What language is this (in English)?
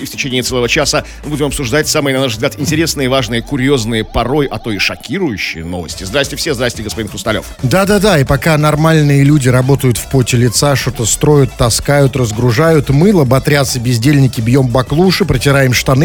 Russian